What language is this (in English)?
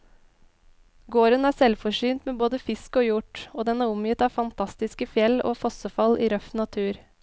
Norwegian